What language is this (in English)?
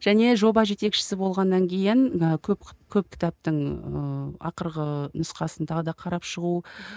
Kazakh